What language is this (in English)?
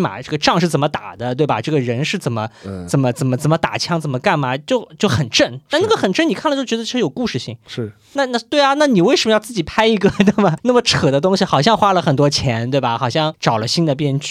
Chinese